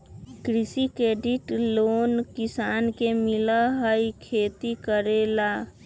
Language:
Magahi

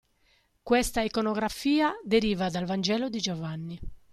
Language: Italian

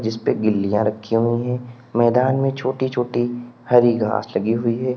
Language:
Hindi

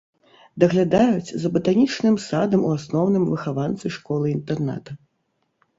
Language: Belarusian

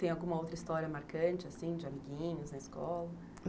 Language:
Portuguese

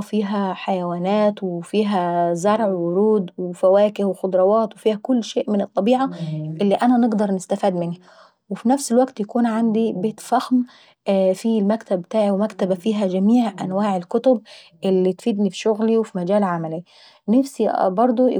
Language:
Saidi Arabic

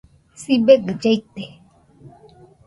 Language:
Nüpode Huitoto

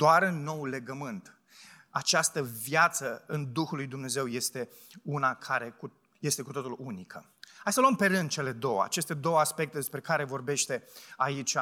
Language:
Romanian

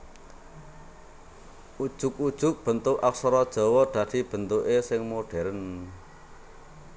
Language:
Javanese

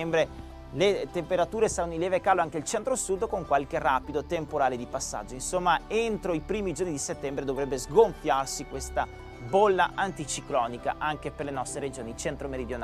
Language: Italian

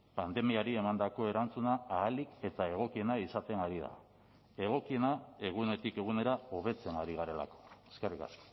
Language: Basque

